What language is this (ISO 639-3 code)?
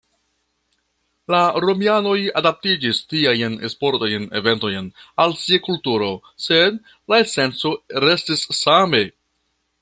epo